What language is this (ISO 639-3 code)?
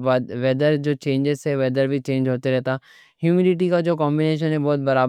dcc